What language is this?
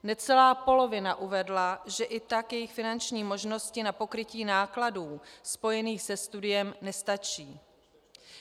Czech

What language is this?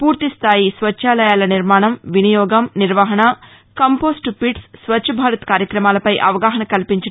Telugu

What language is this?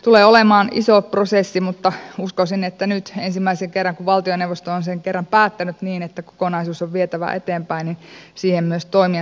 Finnish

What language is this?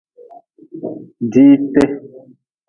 Nawdm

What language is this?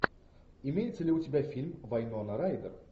Russian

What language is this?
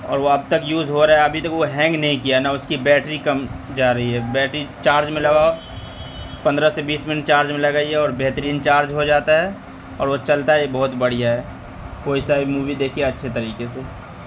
Urdu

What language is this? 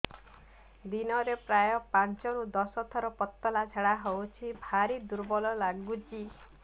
Odia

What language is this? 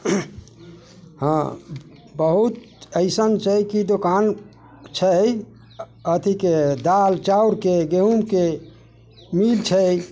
Maithili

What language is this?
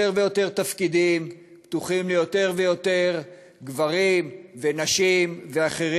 Hebrew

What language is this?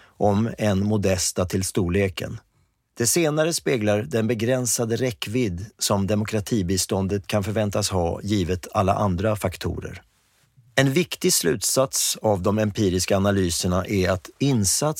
Swedish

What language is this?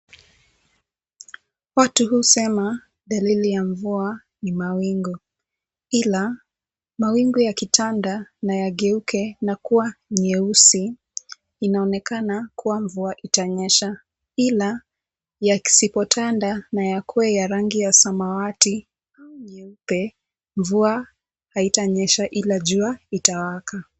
Swahili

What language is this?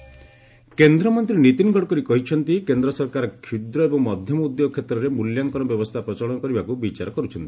Odia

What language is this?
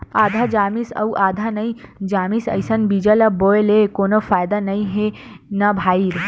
Chhattisgarhi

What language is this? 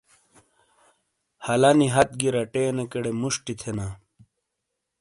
Shina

